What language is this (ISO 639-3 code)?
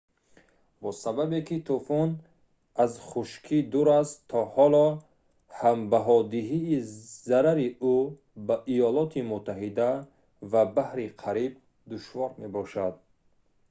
tgk